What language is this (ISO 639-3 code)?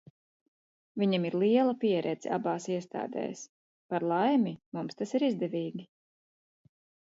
lav